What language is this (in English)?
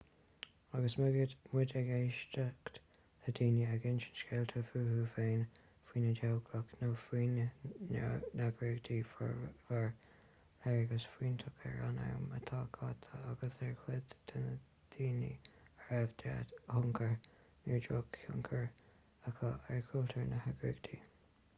Irish